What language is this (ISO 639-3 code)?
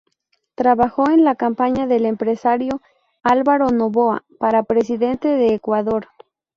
spa